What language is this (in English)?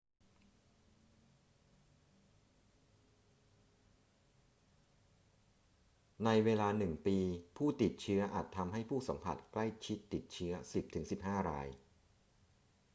Thai